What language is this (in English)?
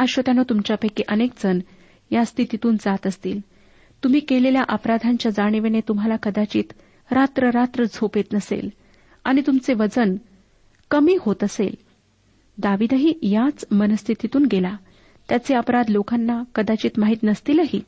Marathi